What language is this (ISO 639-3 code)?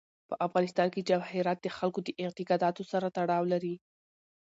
pus